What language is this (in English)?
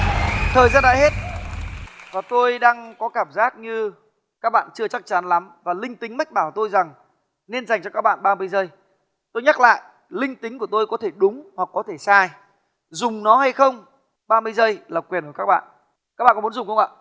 Vietnamese